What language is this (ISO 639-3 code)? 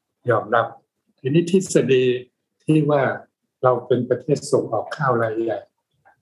tha